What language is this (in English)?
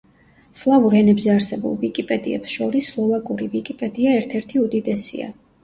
Georgian